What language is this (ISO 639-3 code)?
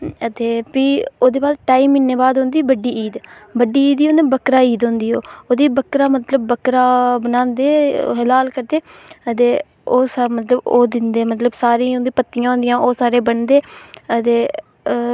doi